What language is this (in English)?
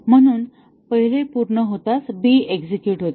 Marathi